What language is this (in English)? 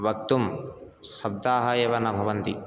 Sanskrit